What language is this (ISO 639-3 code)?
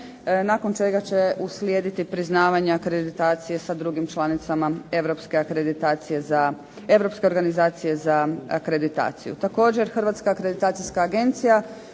hrv